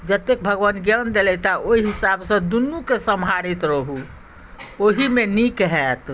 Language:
Maithili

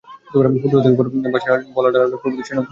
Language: Bangla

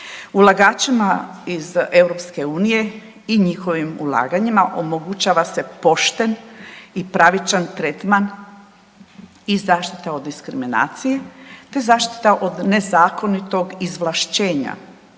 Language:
Croatian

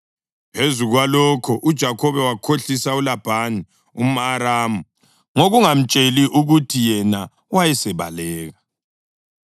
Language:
North Ndebele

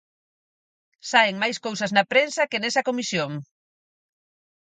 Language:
Galician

